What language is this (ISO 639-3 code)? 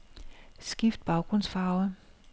dan